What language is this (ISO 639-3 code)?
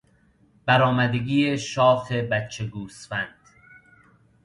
fas